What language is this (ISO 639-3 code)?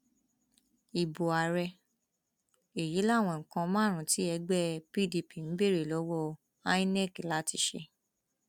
yor